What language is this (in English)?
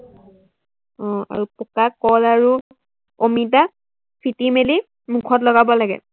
Assamese